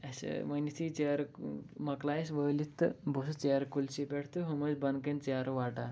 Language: Kashmiri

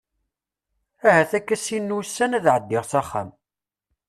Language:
Kabyle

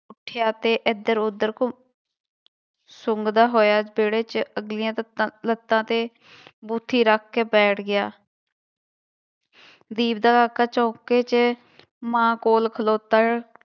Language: Punjabi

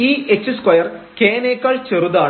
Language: Malayalam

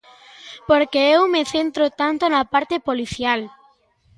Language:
Galician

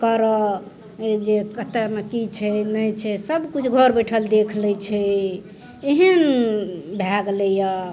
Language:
Maithili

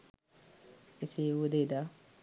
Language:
Sinhala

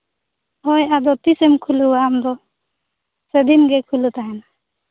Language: Santali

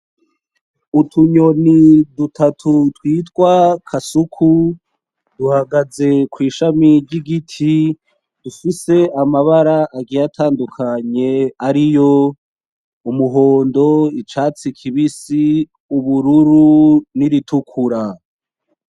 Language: Rundi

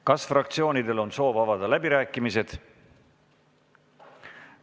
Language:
Estonian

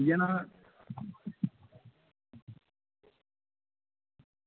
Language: Dogri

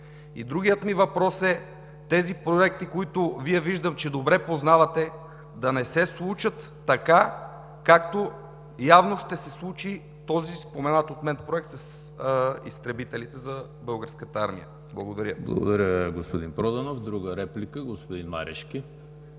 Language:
Bulgarian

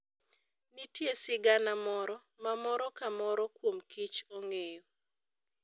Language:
Luo (Kenya and Tanzania)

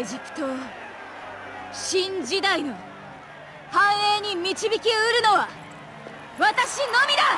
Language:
Japanese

